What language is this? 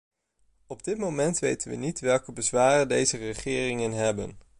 Dutch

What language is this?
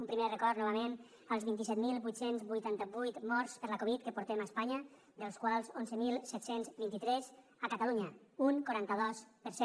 Catalan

